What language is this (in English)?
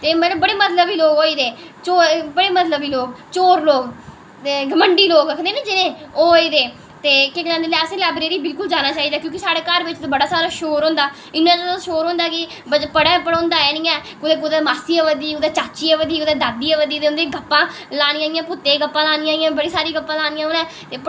Dogri